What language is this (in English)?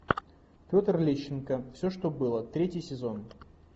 Russian